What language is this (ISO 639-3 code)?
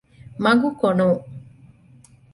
div